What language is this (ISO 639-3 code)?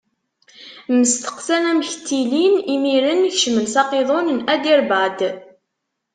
kab